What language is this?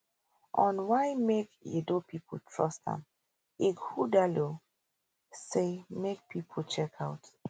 Nigerian Pidgin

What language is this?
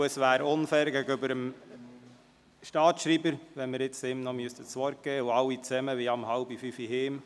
Swiss German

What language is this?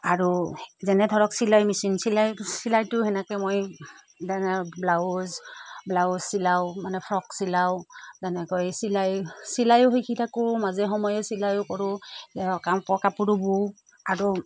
Assamese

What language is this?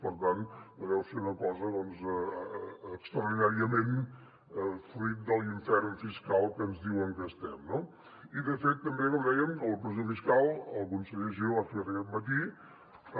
Catalan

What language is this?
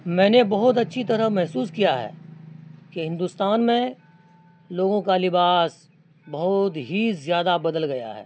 Urdu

